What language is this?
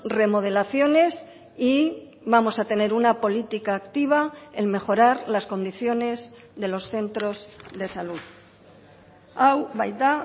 Spanish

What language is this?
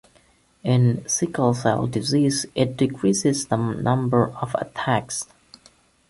English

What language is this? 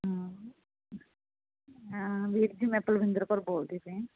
Punjabi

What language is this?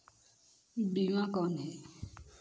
Chhattisgarhi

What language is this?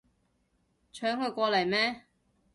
Cantonese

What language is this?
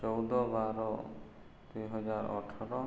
Odia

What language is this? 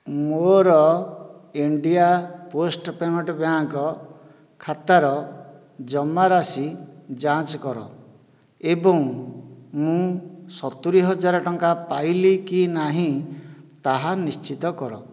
Odia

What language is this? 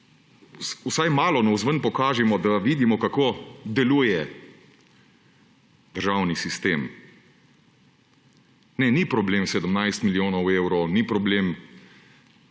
Slovenian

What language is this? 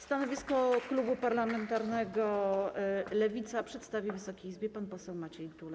Polish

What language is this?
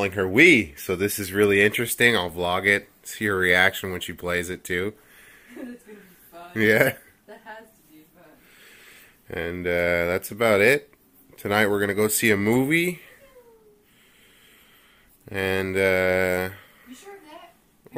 English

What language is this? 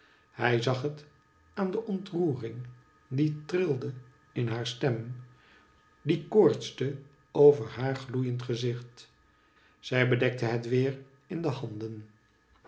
Dutch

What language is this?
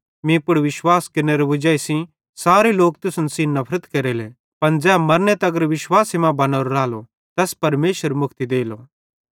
Bhadrawahi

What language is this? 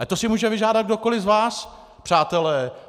Czech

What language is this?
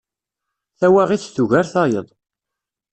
Kabyle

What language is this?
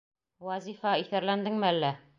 Bashkir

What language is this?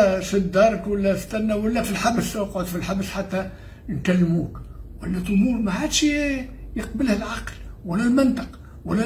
Arabic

